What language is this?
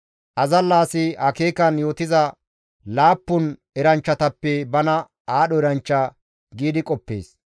Gamo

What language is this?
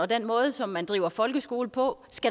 Danish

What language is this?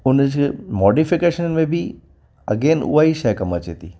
Sindhi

